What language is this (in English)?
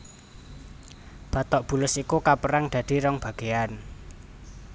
Javanese